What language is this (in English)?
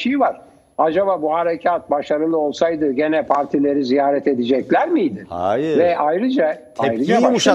Turkish